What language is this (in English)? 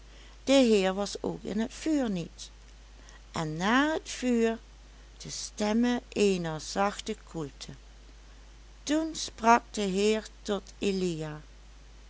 Dutch